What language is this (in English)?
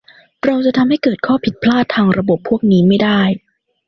Thai